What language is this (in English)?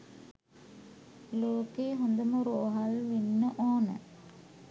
Sinhala